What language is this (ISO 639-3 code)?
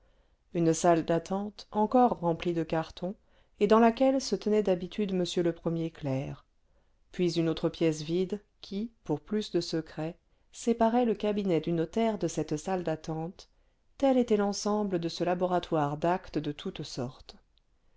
fra